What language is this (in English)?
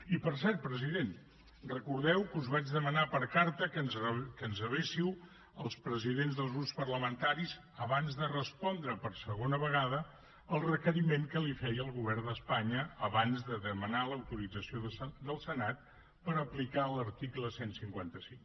Catalan